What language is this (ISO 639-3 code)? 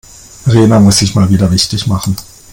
deu